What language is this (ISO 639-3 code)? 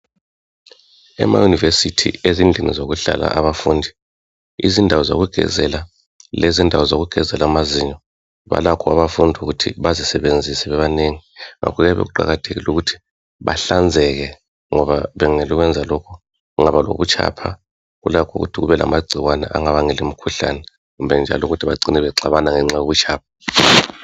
nde